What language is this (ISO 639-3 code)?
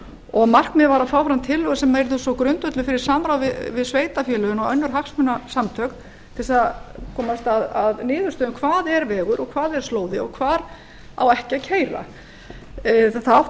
isl